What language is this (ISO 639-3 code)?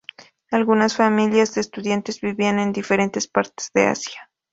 spa